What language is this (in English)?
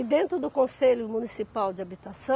Portuguese